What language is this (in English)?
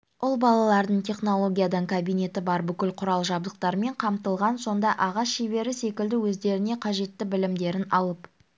Kazakh